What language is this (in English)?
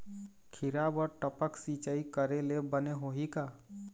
Chhattisgarhi